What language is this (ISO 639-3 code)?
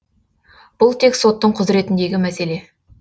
kaz